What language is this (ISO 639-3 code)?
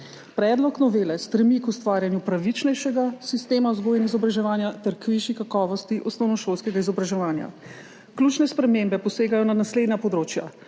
slv